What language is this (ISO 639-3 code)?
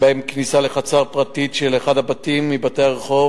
heb